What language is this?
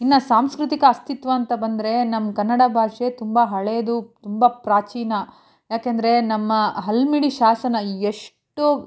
Kannada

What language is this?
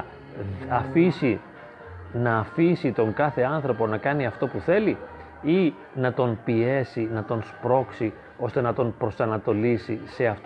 Greek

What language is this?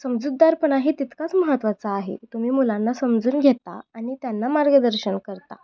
Marathi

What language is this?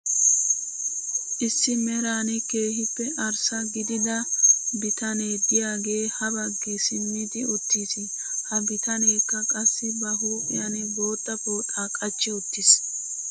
Wolaytta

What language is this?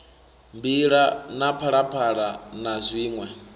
Venda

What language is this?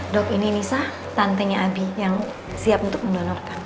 Indonesian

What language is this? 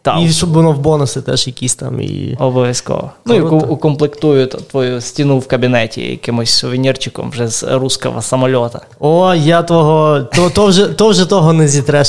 Ukrainian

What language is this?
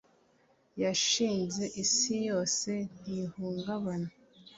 Kinyarwanda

